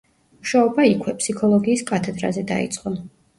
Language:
Georgian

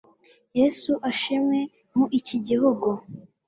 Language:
Kinyarwanda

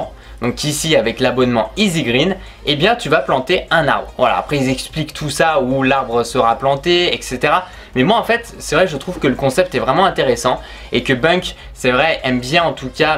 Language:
French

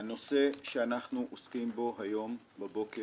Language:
Hebrew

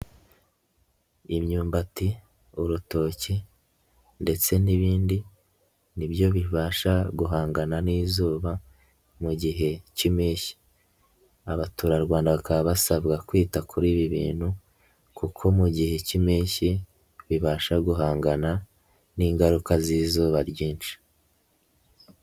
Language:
Kinyarwanda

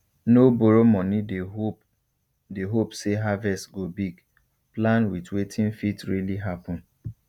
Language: Nigerian Pidgin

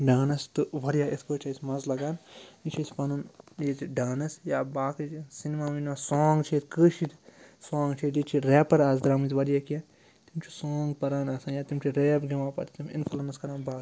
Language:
Kashmiri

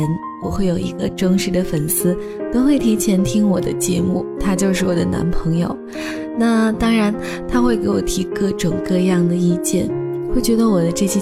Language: Chinese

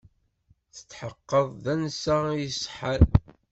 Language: Kabyle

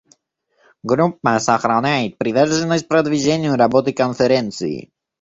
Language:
Russian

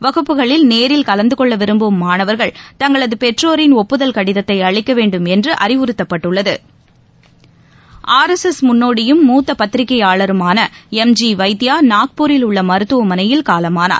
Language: Tamil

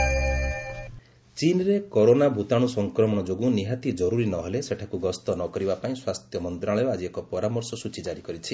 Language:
Odia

